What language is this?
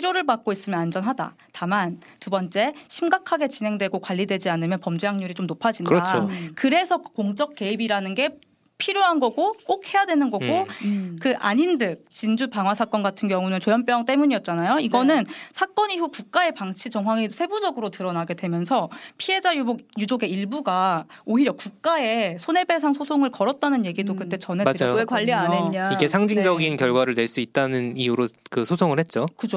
Korean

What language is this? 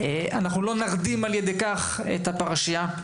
Hebrew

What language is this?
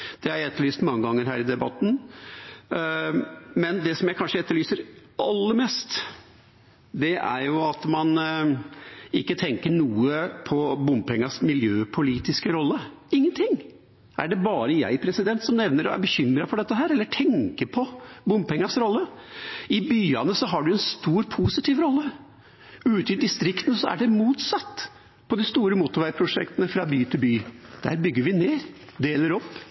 Norwegian Bokmål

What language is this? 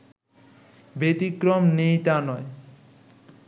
Bangla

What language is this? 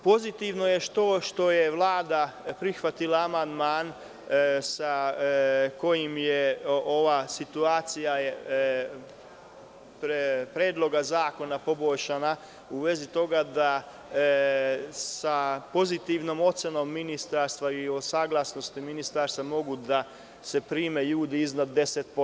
Serbian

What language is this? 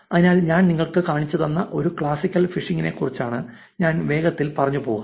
Malayalam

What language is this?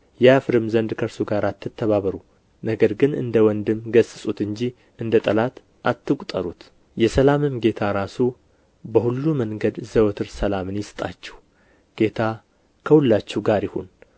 Amharic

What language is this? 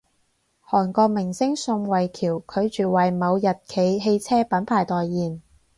Cantonese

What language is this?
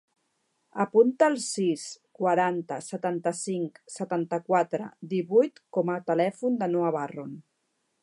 Catalan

